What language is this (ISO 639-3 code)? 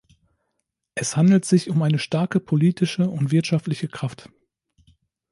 deu